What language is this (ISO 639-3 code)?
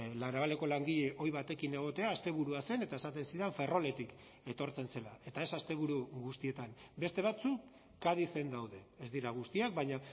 eus